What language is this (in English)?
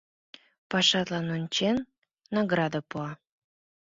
Mari